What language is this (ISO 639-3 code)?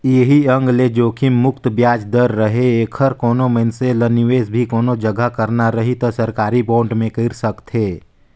hne